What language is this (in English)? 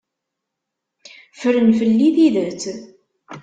Kabyle